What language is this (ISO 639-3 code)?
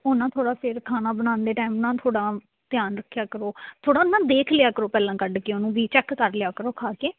pan